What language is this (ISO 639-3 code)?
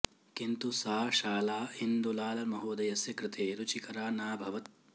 san